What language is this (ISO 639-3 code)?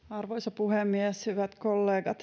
fin